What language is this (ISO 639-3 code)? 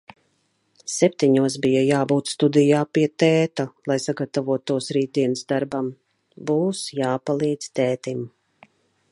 lav